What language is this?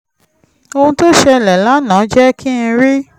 Yoruba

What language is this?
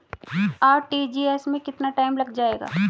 Hindi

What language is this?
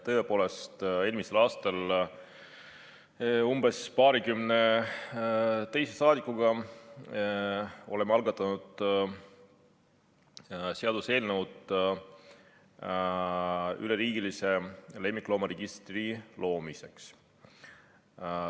Estonian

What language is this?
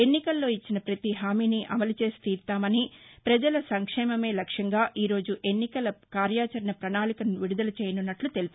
Telugu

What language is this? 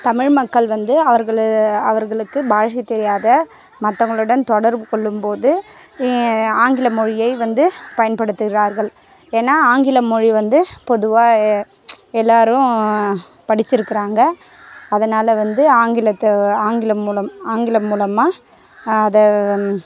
Tamil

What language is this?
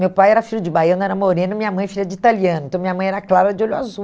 Portuguese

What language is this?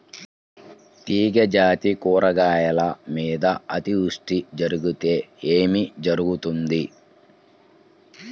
Telugu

